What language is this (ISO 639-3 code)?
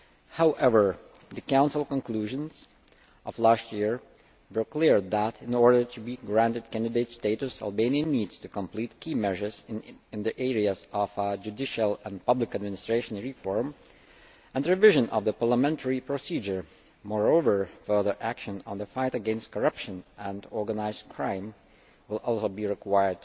eng